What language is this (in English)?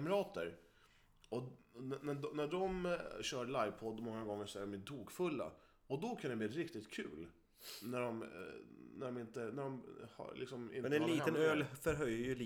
Swedish